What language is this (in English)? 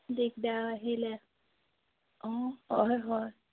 Assamese